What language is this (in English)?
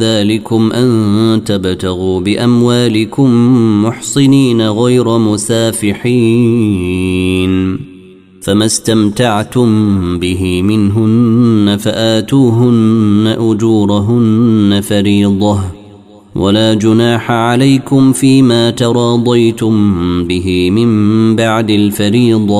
Arabic